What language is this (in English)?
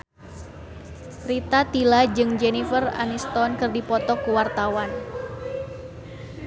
Sundanese